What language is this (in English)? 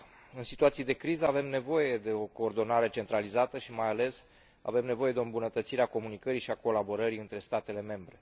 Romanian